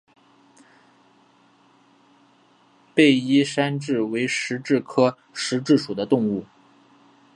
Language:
Chinese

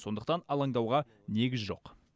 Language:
Kazakh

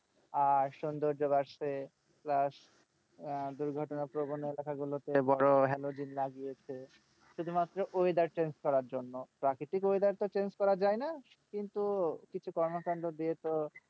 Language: Bangla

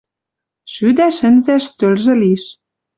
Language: Western Mari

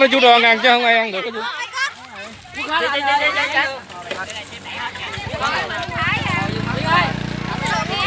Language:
Vietnamese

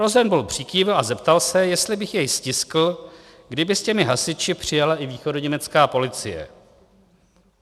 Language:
Czech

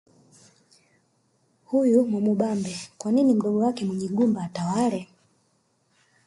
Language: Swahili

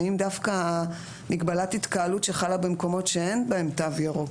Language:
Hebrew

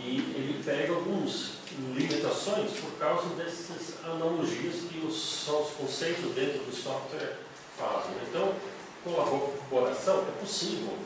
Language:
Portuguese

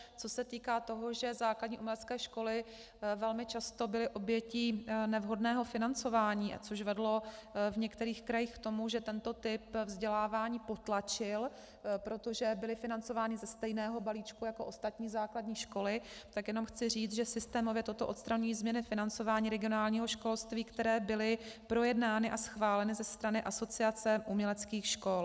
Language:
Czech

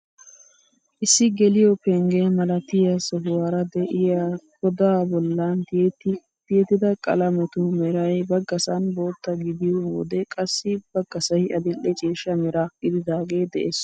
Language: Wolaytta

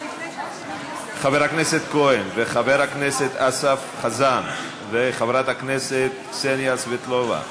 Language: Hebrew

